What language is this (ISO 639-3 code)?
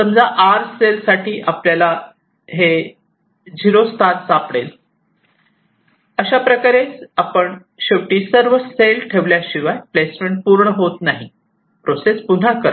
mar